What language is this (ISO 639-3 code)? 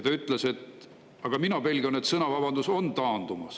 est